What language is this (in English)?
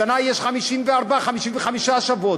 Hebrew